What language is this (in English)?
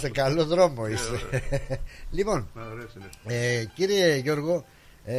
Greek